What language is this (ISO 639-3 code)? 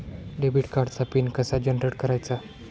mar